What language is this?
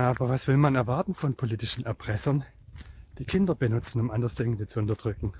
German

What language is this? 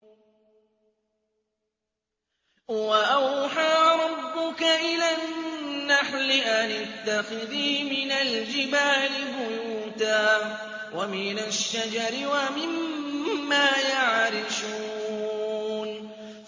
Arabic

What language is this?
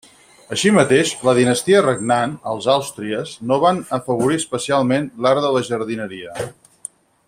Catalan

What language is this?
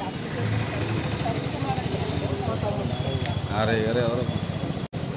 Romanian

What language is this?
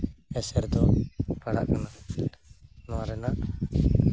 Santali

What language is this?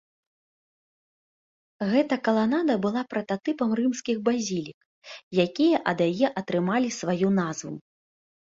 Belarusian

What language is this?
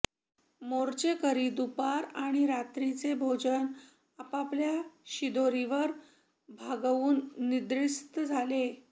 Marathi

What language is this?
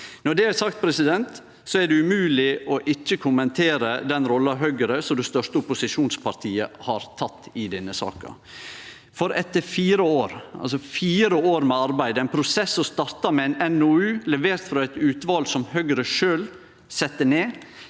Norwegian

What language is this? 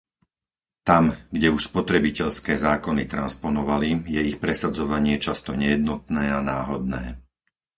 Slovak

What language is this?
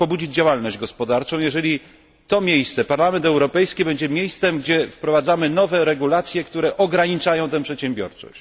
Polish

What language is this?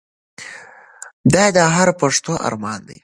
Pashto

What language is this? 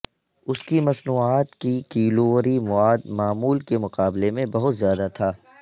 Urdu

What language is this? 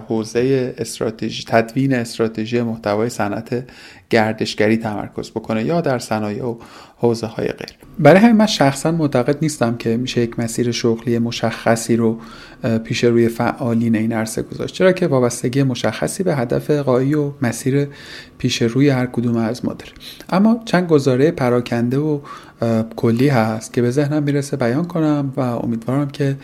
Persian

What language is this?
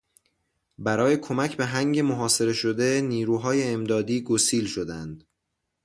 Persian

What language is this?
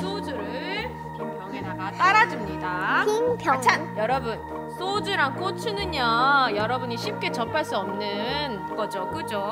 Korean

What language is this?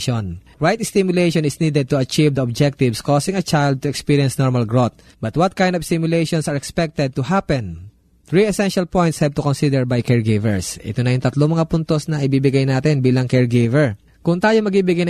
Filipino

